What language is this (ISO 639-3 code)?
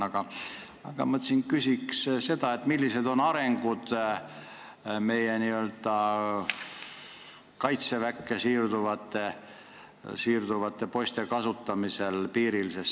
est